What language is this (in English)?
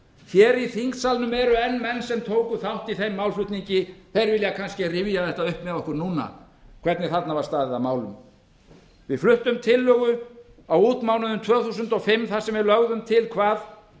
Icelandic